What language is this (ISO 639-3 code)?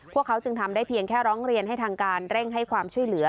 tha